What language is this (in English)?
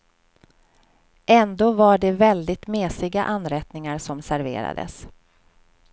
Swedish